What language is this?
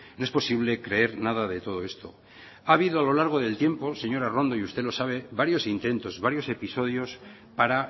Spanish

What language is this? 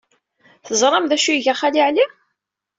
Kabyle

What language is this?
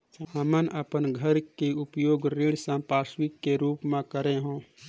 Chhattisgarhi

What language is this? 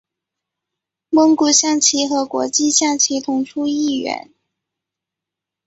Chinese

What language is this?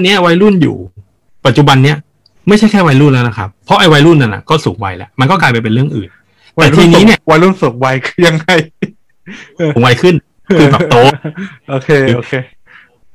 Thai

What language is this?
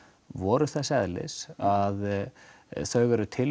Icelandic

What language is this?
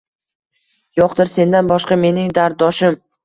Uzbek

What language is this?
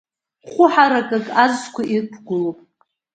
Abkhazian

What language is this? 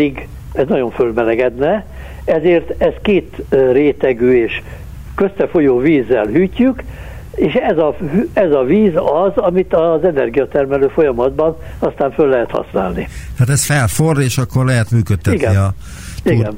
Hungarian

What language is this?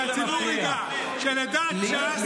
Hebrew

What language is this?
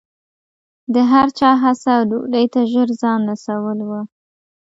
Pashto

